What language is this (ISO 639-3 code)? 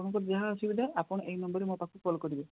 ori